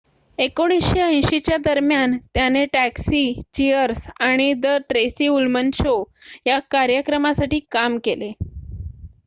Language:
Marathi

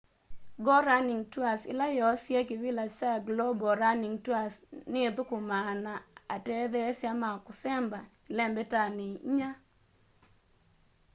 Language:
Kamba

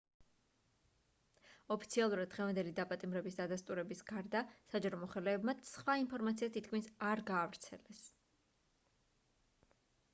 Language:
Georgian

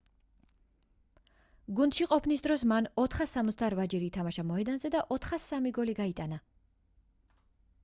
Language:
Georgian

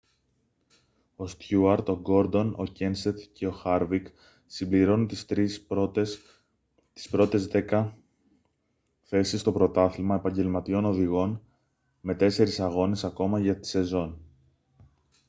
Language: Greek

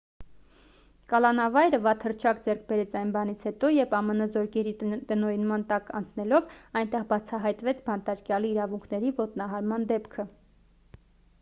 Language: Armenian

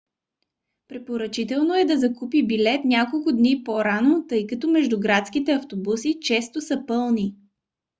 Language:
Bulgarian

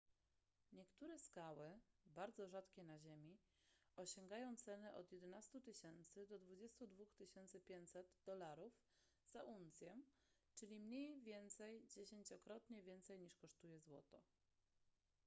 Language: Polish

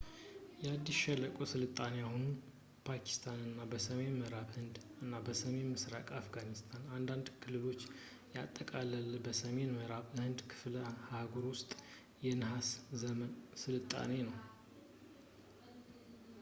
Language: Amharic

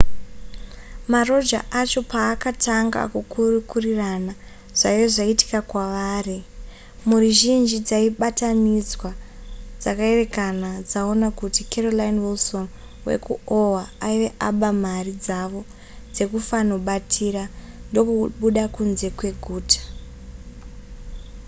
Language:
Shona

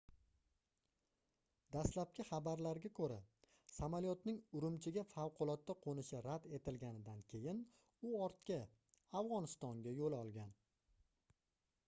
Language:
Uzbek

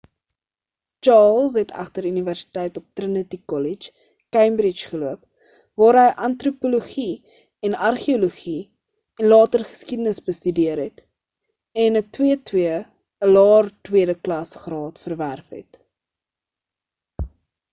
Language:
Afrikaans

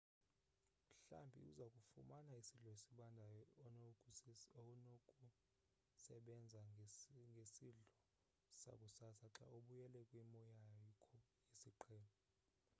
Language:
Xhosa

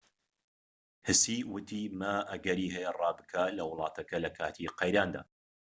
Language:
Central Kurdish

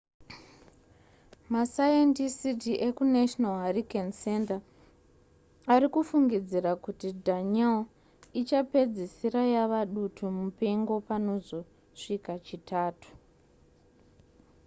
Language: Shona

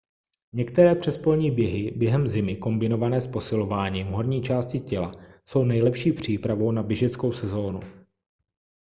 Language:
Czech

